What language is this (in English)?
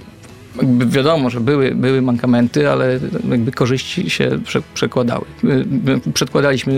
Polish